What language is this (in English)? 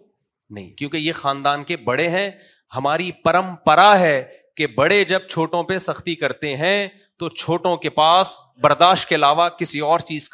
Urdu